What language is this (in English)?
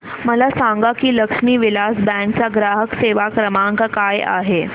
Marathi